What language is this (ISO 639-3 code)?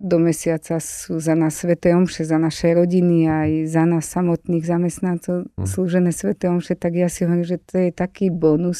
slk